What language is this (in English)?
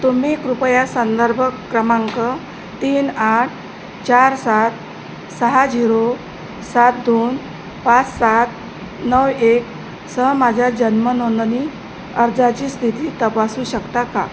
Marathi